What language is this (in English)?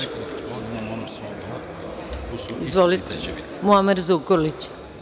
Serbian